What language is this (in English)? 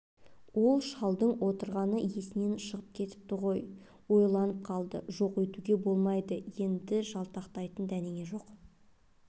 Kazakh